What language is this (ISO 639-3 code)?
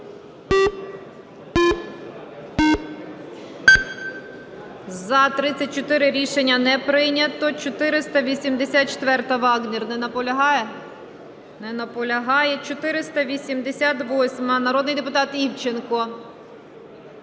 ukr